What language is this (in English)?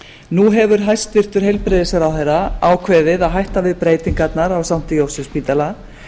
Icelandic